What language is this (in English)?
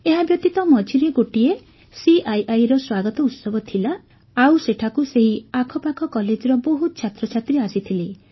Odia